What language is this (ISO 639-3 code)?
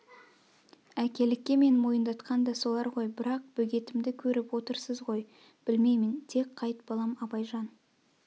kaz